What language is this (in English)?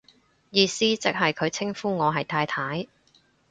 Cantonese